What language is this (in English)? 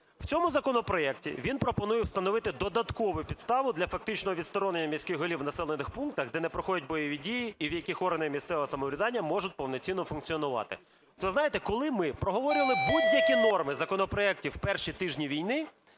Ukrainian